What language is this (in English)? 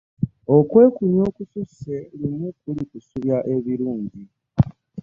Ganda